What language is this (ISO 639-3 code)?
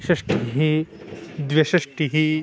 san